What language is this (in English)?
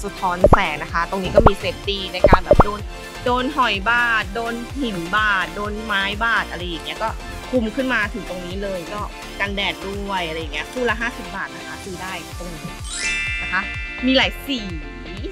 Thai